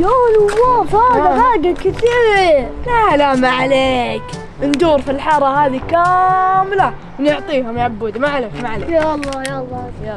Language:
Arabic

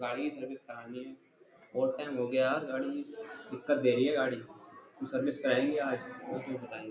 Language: Hindi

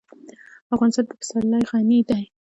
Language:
Pashto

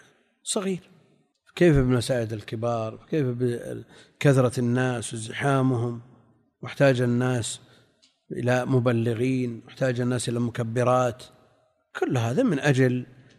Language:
Arabic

